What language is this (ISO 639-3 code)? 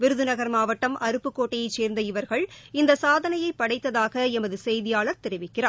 tam